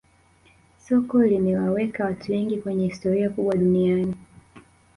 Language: Swahili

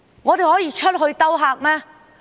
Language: Cantonese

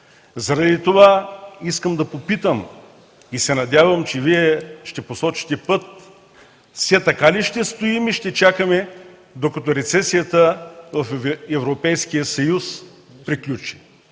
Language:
Bulgarian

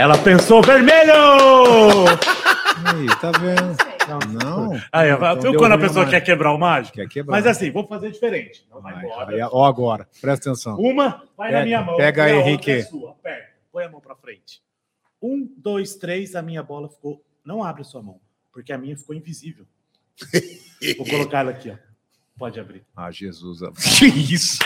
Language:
Portuguese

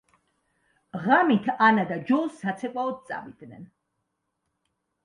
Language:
Georgian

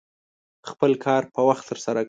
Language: Pashto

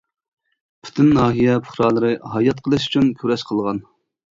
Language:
Uyghur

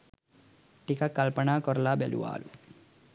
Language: Sinhala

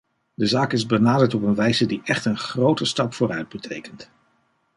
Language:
Dutch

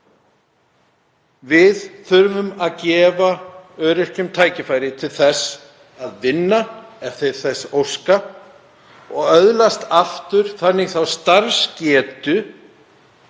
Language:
Icelandic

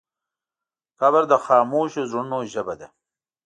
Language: Pashto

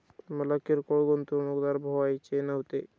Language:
Marathi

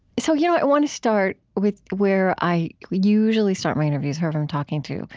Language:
English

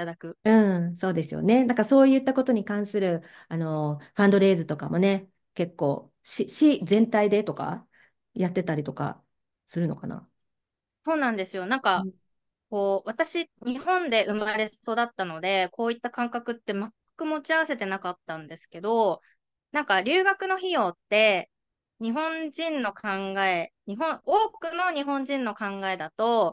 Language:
Japanese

